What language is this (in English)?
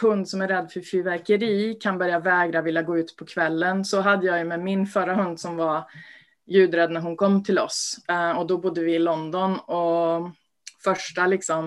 Swedish